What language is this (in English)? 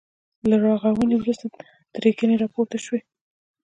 Pashto